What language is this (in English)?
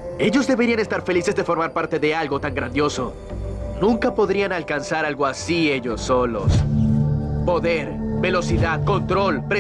Spanish